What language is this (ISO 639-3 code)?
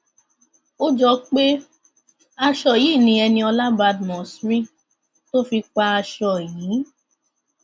yor